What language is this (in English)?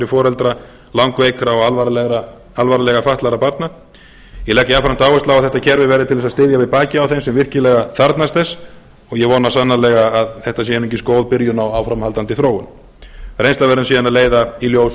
Icelandic